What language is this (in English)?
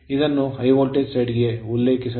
Kannada